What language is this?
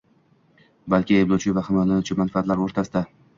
Uzbek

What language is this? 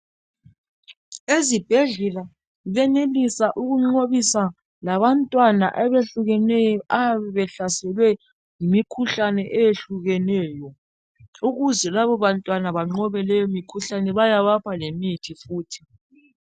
North Ndebele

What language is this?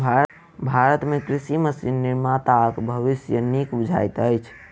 Maithili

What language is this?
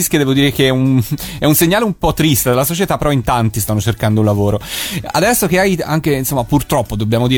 Italian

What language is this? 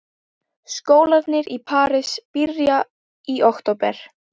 Icelandic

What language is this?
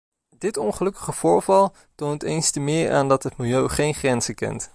Dutch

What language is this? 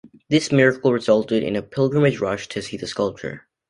English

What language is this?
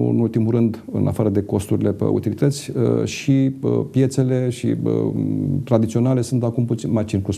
Romanian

